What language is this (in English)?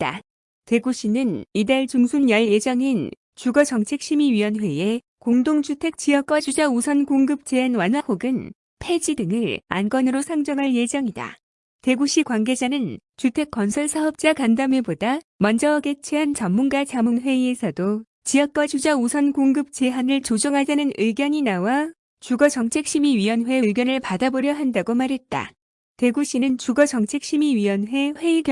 Korean